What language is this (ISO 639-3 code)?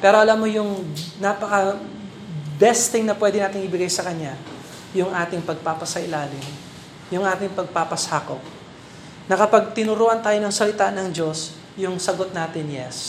fil